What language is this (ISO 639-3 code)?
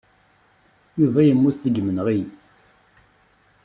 kab